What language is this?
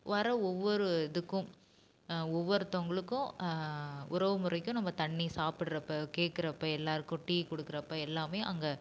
Tamil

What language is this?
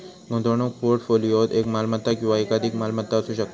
Marathi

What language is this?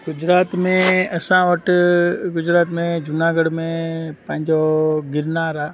Sindhi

